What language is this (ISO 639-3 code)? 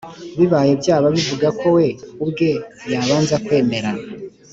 kin